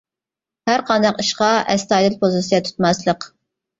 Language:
Uyghur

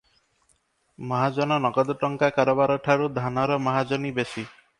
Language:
Odia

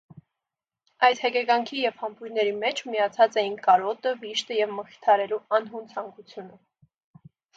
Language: Armenian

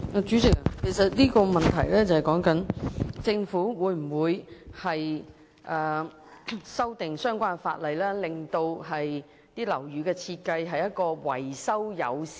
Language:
Cantonese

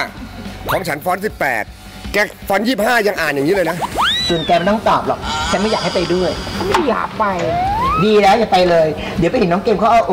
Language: Thai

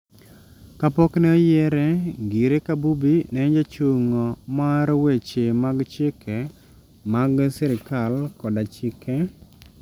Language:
Luo (Kenya and Tanzania)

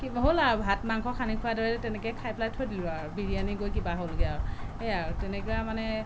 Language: Assamese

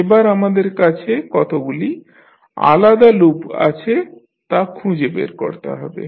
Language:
Bangla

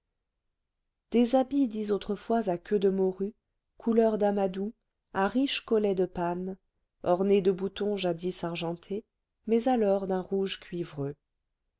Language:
French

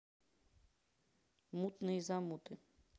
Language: Russian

